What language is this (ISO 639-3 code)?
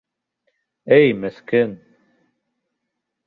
bak